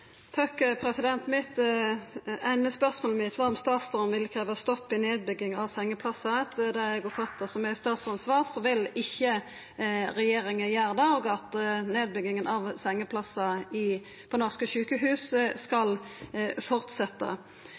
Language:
Norwegian Nynorsk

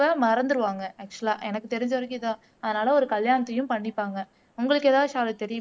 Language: Tamil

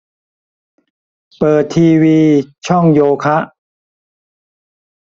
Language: Thai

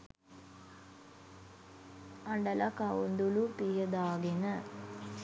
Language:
Sinhala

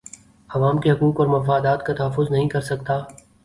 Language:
Urdu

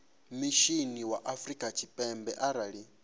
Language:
Venda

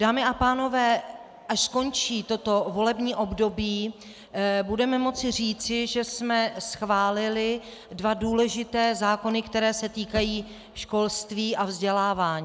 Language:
Czech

